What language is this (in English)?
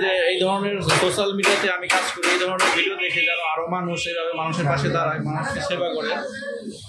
Hindi